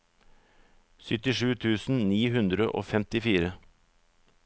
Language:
Norwegian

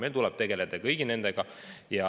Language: Estonian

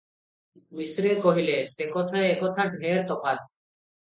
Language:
Odia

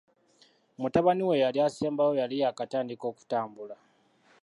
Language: Ganda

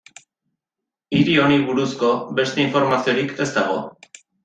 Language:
Basque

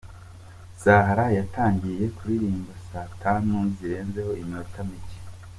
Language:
Kinyarwanda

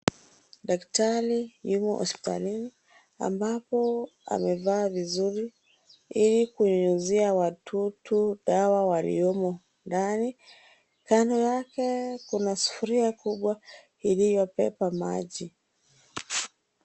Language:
Swahili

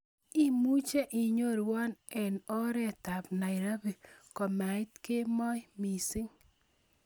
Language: Kalenjin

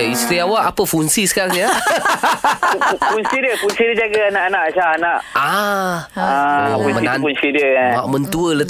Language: Malay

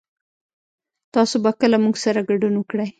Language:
Pashto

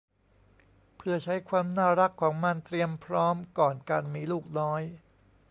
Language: Thai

